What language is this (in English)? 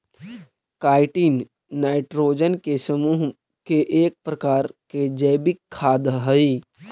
Magahi